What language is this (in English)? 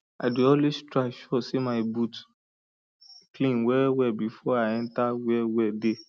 Nigerian Pidgin